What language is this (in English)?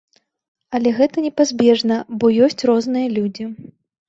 Belarusian